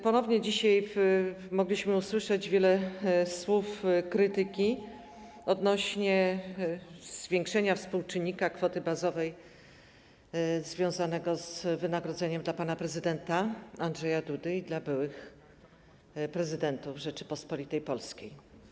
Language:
Polish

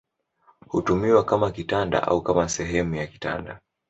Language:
Swahili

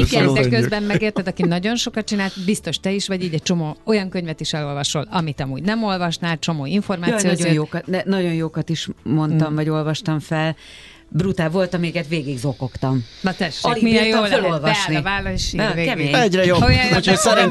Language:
Hungarian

